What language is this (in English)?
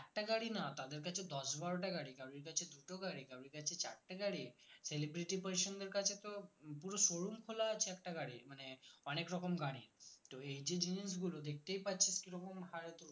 Bangla